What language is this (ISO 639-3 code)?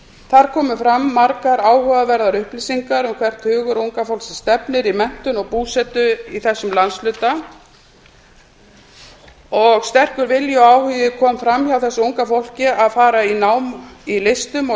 isl